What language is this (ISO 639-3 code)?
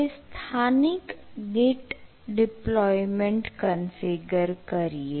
guj